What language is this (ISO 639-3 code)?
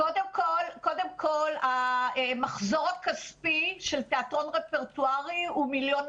heb